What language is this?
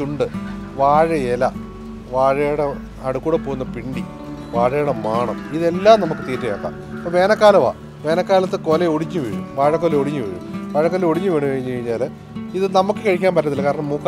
Turkish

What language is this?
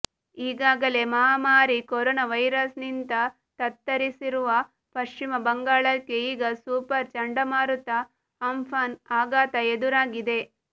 Kannada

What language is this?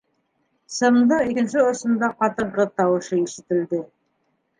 Bashkir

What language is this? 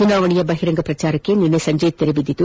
Kannada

